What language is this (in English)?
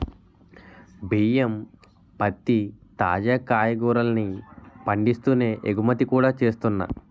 Telugu